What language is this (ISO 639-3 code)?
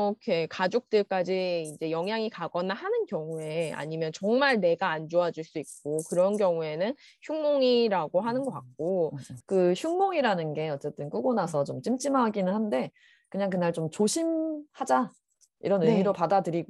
kor